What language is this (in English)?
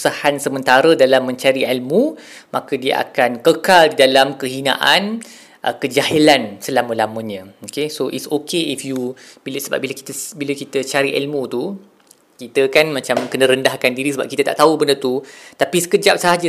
Malay